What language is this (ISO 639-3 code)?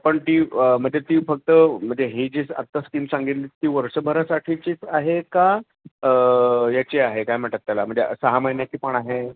mar